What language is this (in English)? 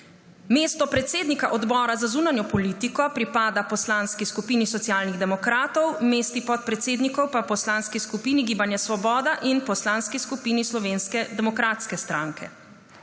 Slovenian